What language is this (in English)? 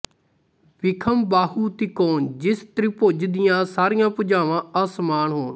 Punjabi